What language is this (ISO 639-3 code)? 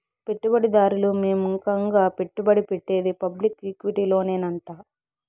tel